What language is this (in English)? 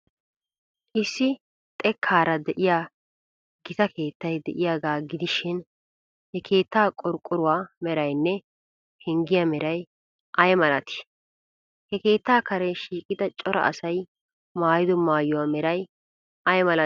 Wolaytta